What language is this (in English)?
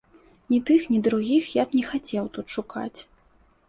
Belarusian